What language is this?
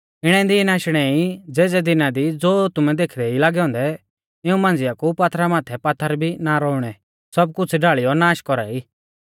Mahasu Pahari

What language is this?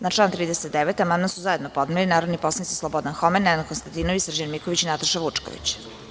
Serbian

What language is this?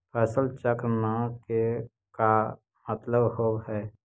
Magahi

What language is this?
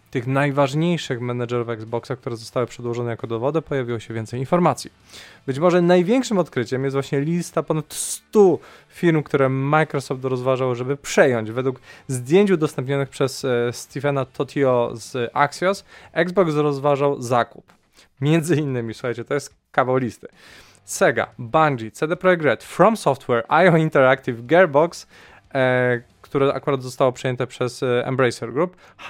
Polish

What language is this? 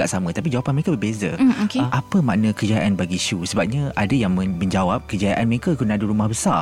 Malay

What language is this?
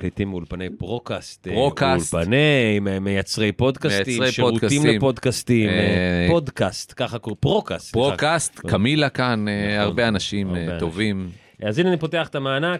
Hebrew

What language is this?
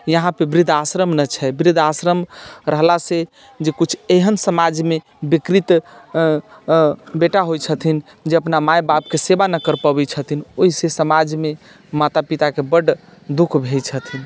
Maithili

